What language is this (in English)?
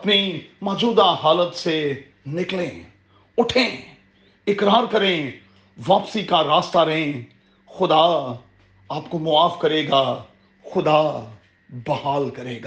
Urdu